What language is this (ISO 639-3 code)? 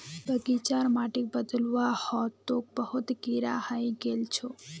mag